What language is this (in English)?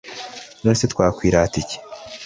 Kinyarwanda